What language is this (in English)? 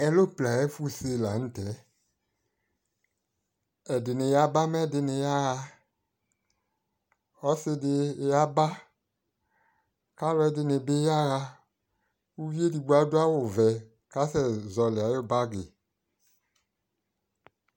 Ikposo